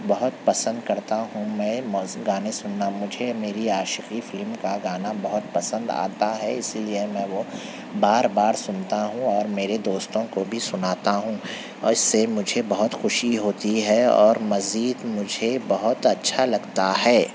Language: Urdu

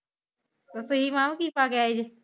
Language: Punjabi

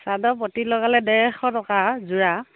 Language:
Assamese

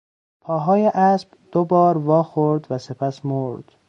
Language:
Persian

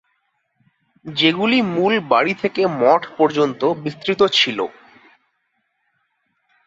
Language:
Bangla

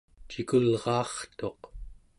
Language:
Central Yupik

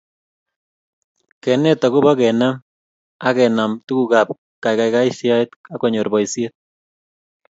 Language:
Kalenjin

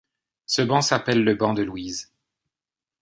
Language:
French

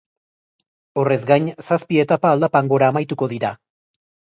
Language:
Basque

